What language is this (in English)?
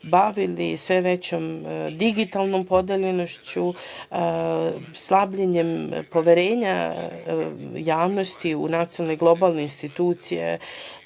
Serbian